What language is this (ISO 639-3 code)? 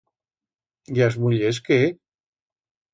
arg